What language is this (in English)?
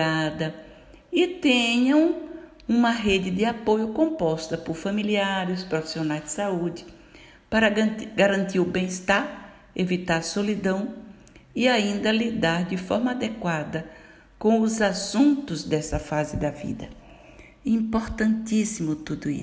Portuguese